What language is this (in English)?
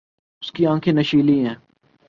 Urdu